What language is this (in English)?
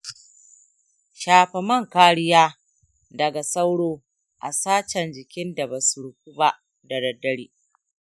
Hausa